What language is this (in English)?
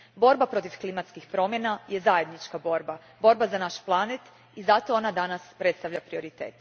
Croatian